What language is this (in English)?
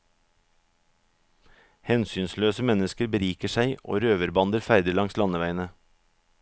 Norwegian